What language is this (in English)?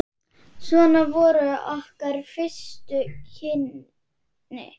Icelandic